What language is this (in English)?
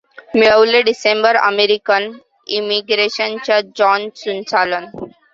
Marathi